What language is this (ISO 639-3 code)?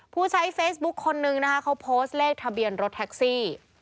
tha